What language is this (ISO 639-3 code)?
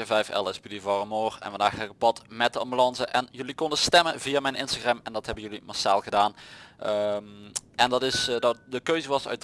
nld